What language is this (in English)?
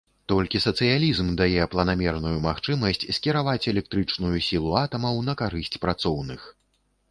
Belarusian